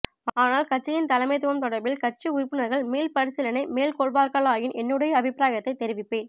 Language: Tamil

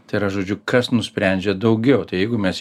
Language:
Lithuanian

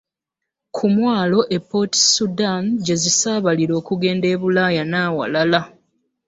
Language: Ganda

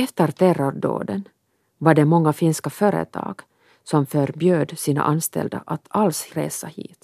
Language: Swedish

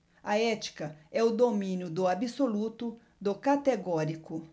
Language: Portuguese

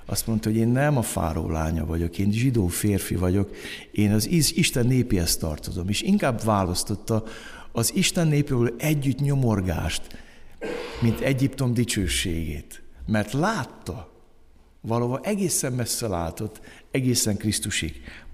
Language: Hungarian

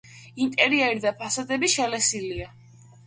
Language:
Georgian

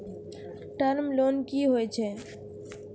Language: Maithili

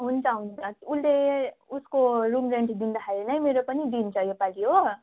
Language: Nepali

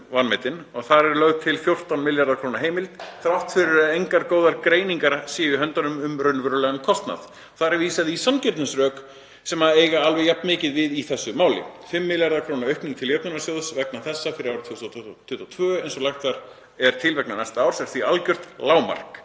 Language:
Icelandic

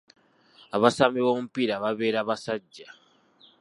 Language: Ganda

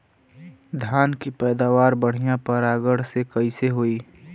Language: Bhojpuri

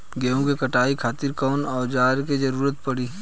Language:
Bhojpuri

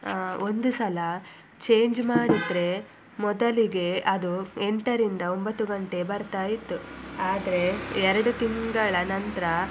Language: Kannada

